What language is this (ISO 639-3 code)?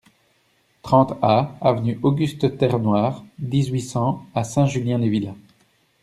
fra